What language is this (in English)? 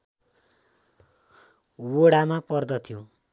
Nepali